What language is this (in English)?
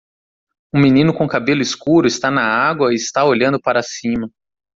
Portuguese